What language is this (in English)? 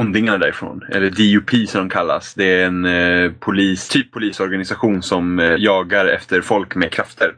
Swedish